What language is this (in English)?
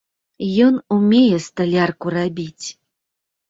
Belarusian